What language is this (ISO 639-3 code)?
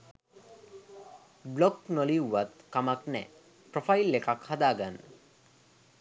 sin